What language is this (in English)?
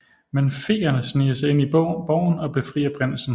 Danish